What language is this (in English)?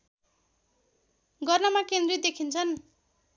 Nepali